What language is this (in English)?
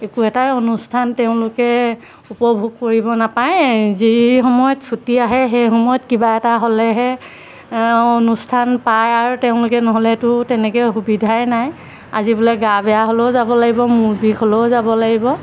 Assamese